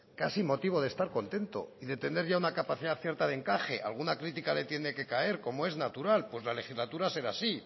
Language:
Spanish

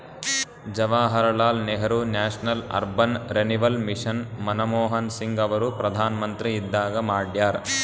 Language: Kannada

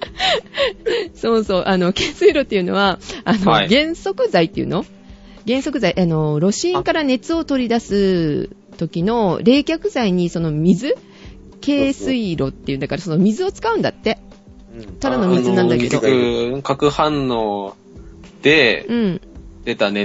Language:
Japanese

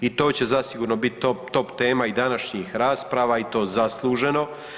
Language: Croatian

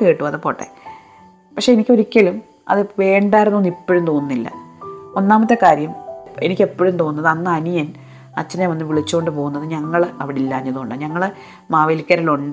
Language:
Malayalam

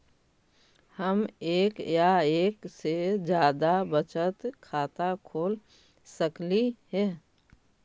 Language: Magahi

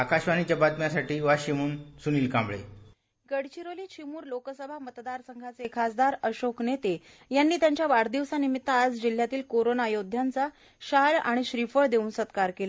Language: Marathi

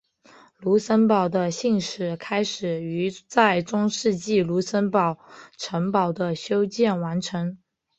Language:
Chinese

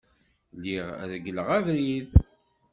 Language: Kabyle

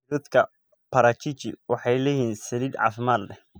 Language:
Somali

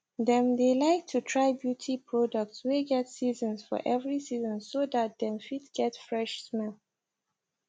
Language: Nigerian Pidgin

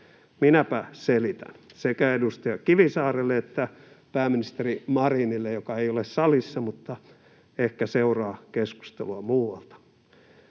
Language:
Finnish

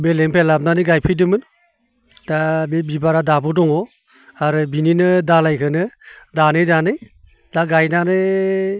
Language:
Bodo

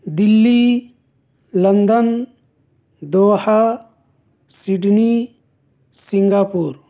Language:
Urdu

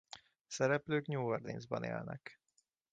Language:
Hungarian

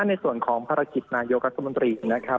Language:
Thai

